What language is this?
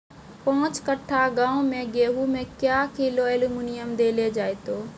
Maithili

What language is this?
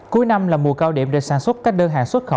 Vietnamese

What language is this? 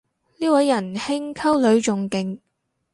Cantonese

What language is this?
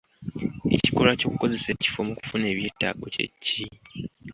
Ganda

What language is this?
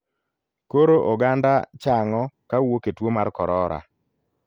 Luo (Kenya and Tanzania)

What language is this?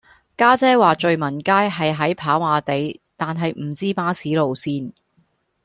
Cantonese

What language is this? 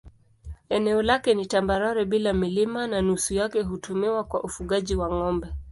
Swahili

